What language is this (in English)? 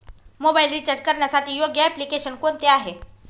Marathi